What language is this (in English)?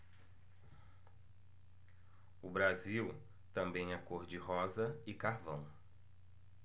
Portuguese